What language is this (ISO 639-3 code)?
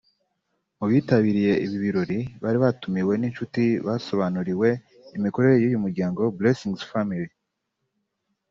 kin